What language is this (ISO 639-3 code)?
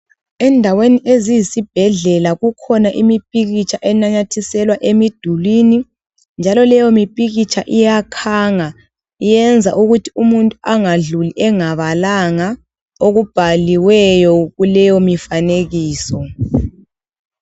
nde